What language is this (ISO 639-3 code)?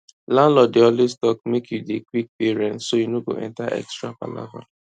pcm